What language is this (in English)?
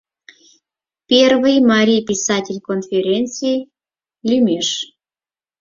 Mari